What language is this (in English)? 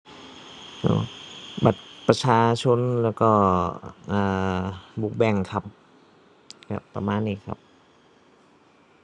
Thai